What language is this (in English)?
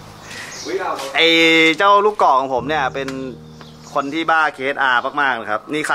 Thai